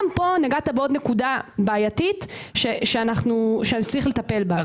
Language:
Hebrew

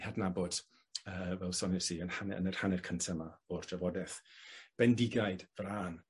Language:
Welsh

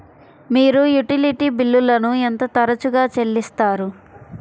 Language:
Telugu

